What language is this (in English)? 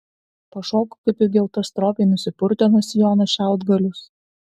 Lithuanian